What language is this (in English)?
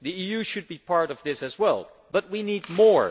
English